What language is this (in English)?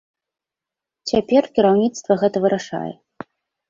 Belarusian